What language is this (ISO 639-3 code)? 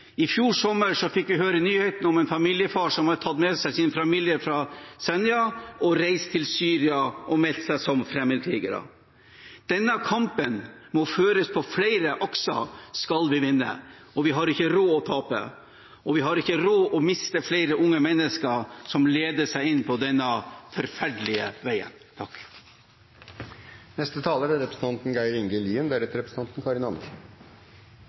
nor